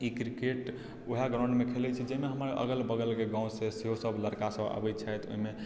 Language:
Maithili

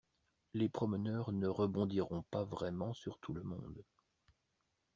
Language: French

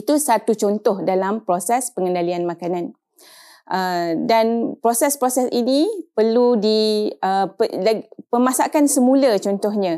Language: Malay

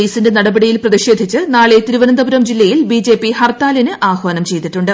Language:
Malayalam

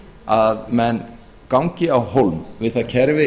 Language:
Icelandic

